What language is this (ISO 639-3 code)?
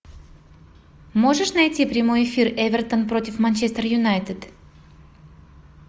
rus